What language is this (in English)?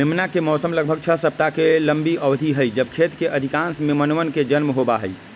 Magahi